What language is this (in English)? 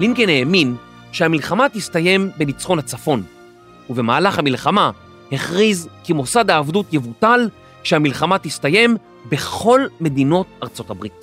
Hebrew